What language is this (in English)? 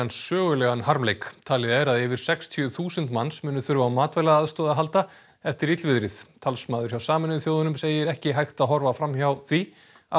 Icelandic